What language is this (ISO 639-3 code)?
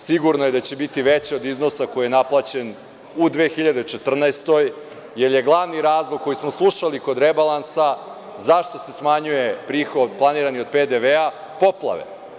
srp